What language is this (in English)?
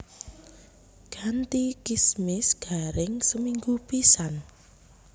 Javanese